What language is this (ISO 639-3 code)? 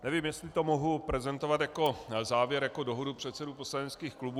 ces